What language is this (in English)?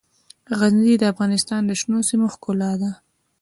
Pashto